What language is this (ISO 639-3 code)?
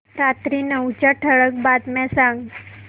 mar